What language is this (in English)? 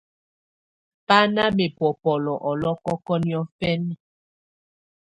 Tunen